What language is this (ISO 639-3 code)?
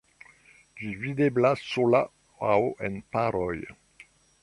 epo